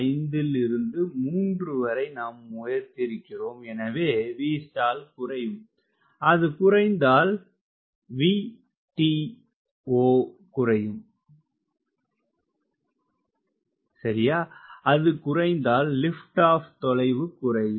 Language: Tamil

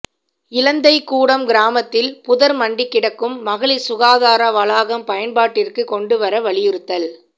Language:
Tamil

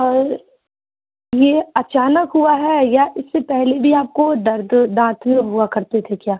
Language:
Urdu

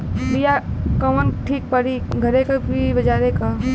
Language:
Bhojpuri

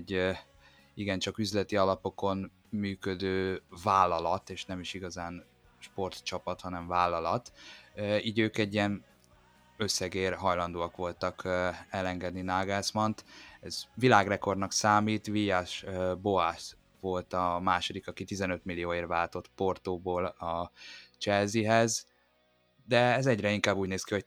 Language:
Hungarian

